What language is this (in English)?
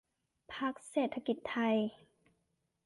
Thai